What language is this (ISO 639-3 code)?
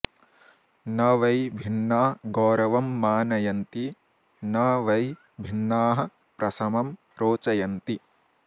san